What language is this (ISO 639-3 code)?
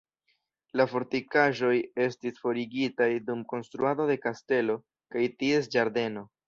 epo